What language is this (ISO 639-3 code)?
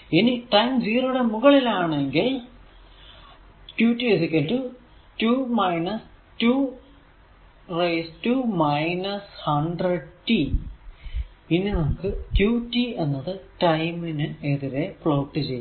mal